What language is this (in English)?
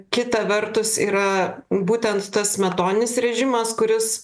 Lithuanian